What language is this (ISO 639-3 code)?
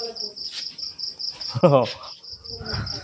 asm